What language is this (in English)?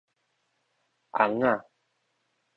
Min Nan Chinese